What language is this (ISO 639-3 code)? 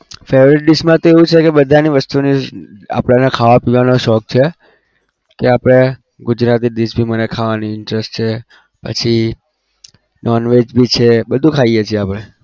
guj